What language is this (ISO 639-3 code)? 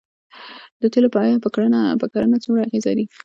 pus